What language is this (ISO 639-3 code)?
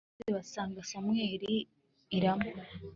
kin